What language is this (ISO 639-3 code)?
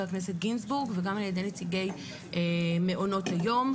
heb